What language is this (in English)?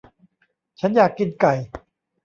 Thai